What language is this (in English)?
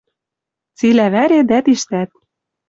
Western Mari